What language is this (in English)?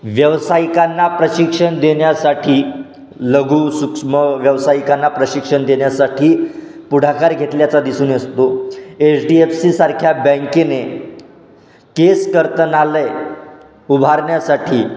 Marathi